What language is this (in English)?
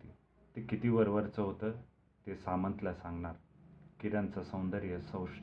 Marathi